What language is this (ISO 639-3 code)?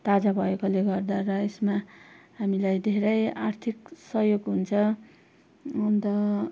nep